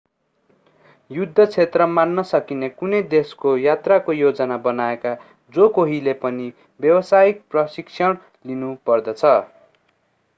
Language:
Nepali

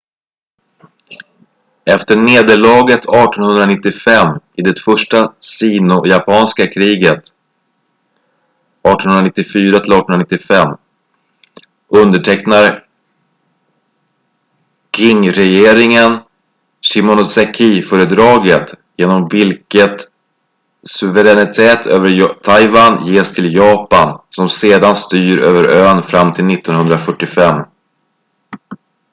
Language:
Swedish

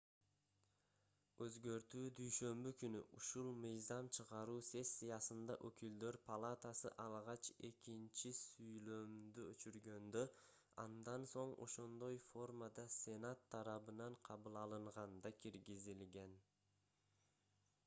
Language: Kyrgyz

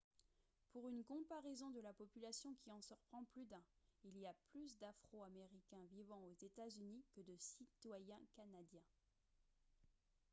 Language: French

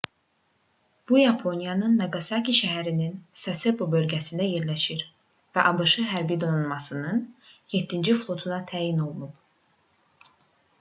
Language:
Azerbaijani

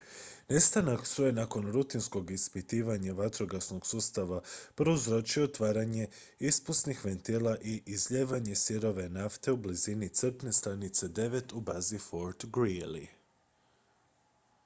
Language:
Croatian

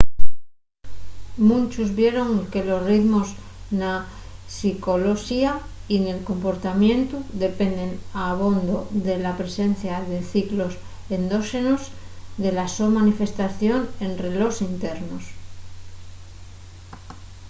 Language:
Asturian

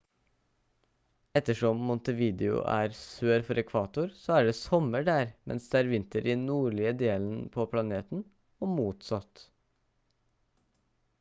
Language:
Norwegian Bokmål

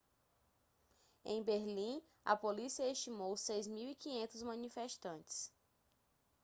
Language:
Portuguese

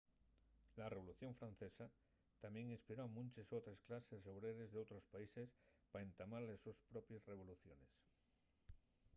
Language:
Asturian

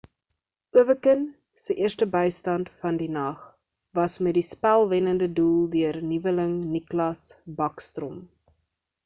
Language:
Afrikaans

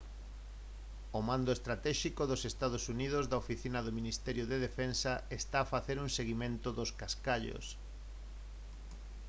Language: Galician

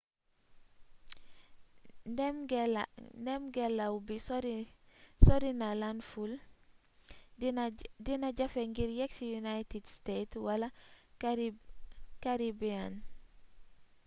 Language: Wolof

